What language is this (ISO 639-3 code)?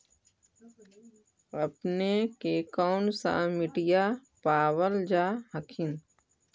mag